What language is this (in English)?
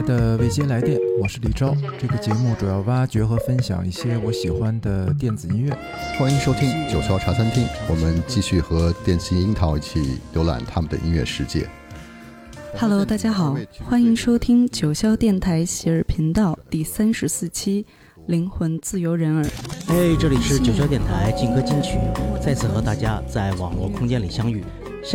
Chinese